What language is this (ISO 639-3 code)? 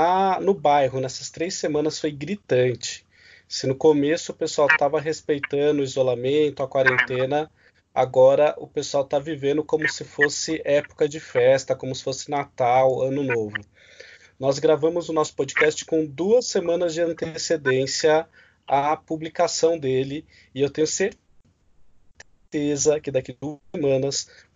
por